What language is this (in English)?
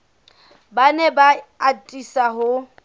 Southern Sotho